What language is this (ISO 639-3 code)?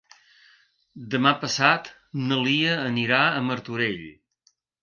cat